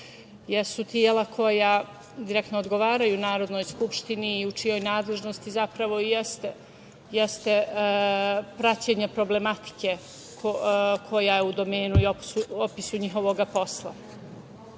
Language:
Serbian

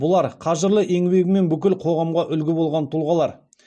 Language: Kazakh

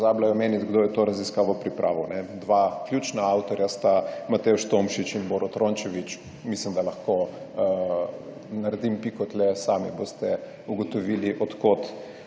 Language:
Slovenian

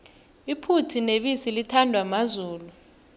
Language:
South Ndebele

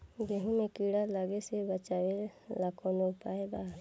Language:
Bhojpuri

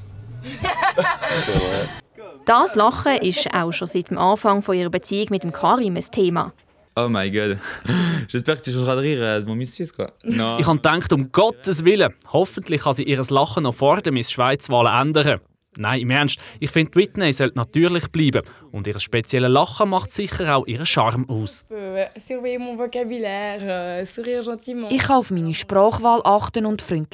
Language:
German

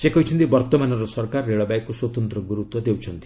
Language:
Odia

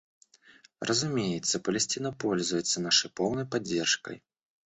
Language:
Russian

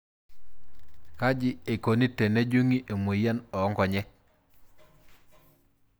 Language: Masai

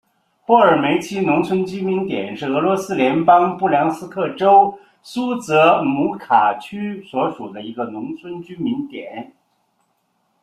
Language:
Chinese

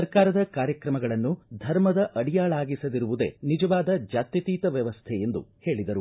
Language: Kannada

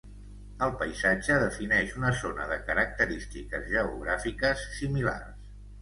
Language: Catalan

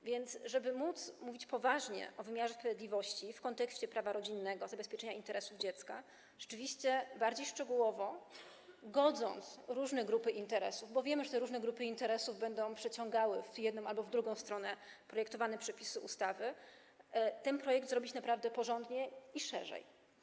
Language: Polish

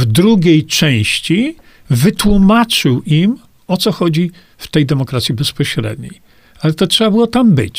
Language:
Polish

